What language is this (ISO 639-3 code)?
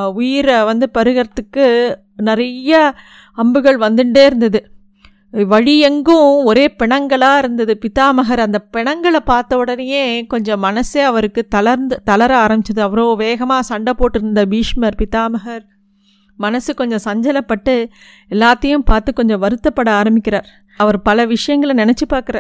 tam